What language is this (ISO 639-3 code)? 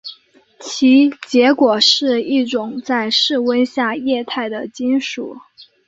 zho